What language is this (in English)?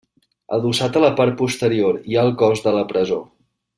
Catalan